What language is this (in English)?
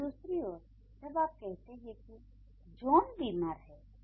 Hindi